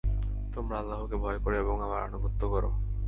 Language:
Bangla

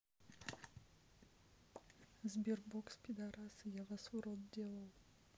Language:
Russian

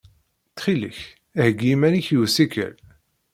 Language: Kabyle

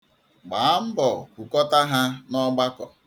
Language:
Igbo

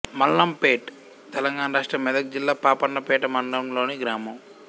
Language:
Telugu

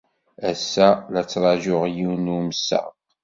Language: Kabyle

